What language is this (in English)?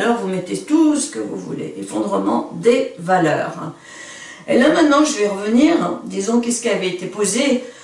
French